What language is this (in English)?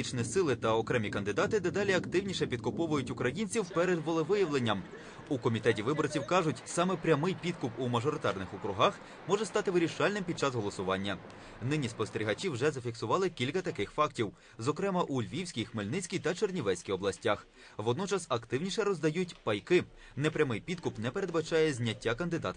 Ukrainian